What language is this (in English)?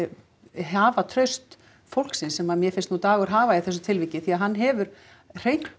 Icelandic